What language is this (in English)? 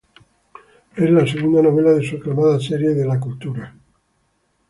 Spanish